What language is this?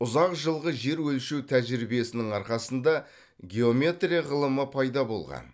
Kazakh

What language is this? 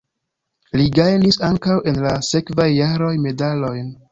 Esperanto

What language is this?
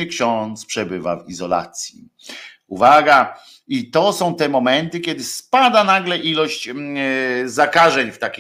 Polish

